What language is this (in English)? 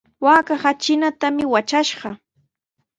Sihuas Ancash Quechua